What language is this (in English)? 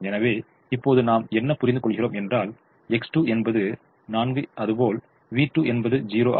Tamil